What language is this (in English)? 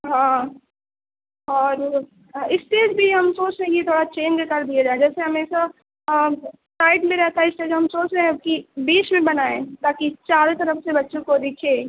Urdu